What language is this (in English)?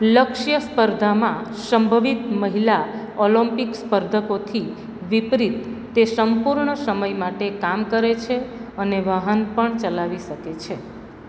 Gujarati